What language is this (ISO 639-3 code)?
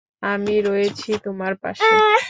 ben